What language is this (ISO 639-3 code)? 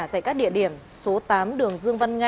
vie